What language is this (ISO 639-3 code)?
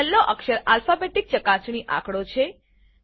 guj